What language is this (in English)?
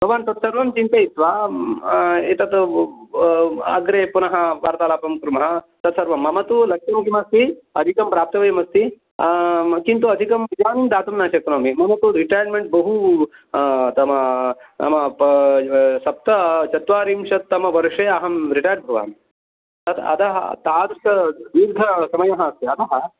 Sanskrit